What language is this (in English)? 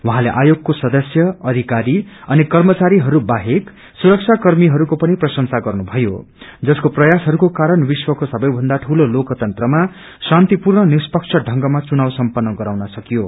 Nepali